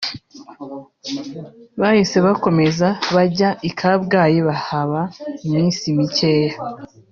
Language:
Kinyarwanda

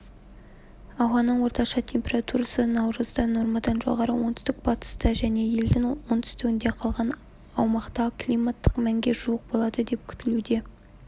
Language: Kazakh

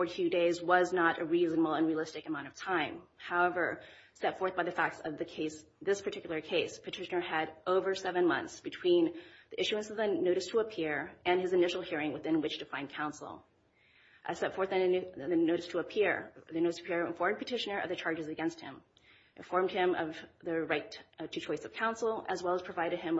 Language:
English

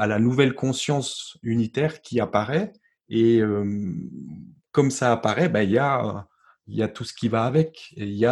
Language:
French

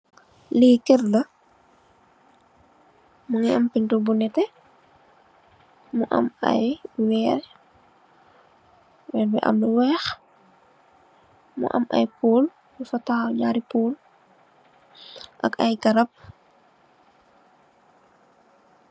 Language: Wolof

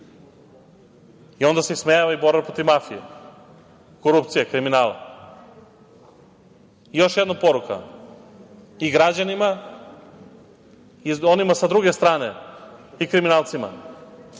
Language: Serbian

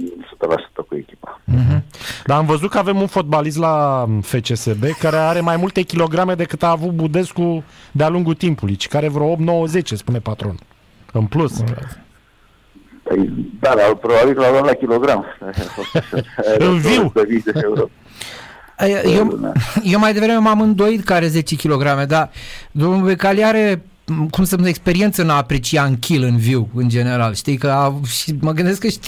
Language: Romanian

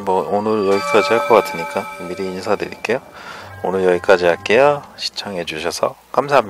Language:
Korean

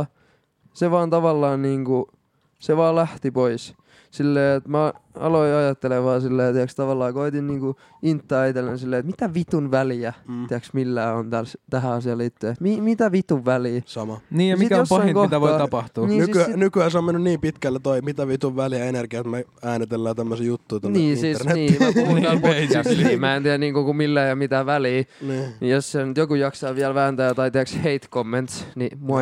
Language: Finnish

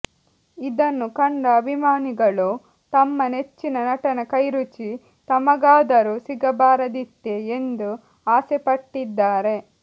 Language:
Kannada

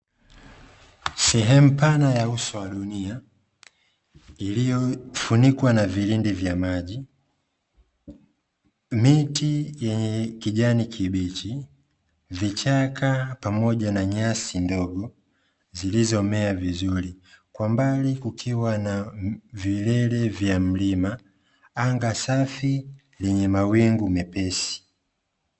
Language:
Swahili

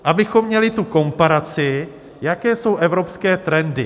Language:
Czech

